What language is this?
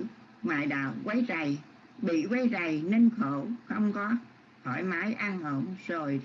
Vietnamese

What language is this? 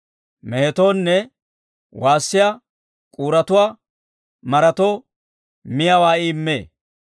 Dawro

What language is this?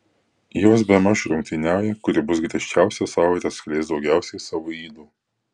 Lithuanian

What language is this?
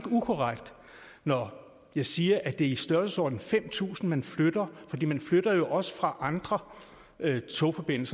Danish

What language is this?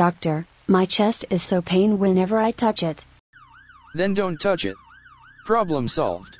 English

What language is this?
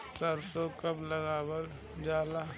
Bhojpuri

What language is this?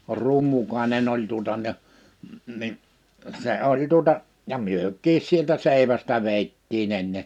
Finnish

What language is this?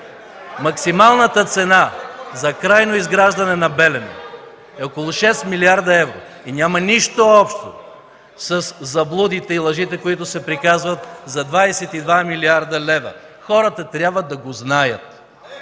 Bulgarian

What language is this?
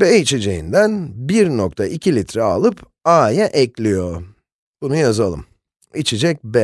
Turkish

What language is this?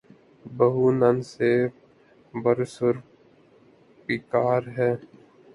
Urdu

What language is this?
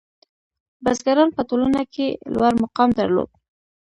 Pashto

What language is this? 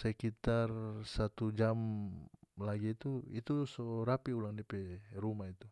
North Moluccan Malay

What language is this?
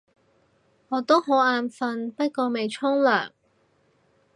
Cantonese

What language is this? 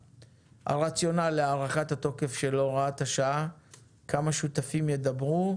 Hebrew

